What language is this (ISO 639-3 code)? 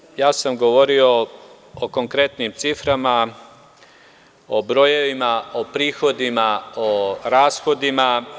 srp